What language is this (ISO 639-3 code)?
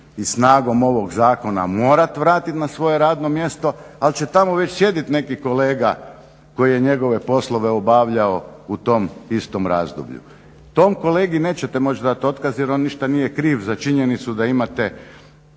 hrv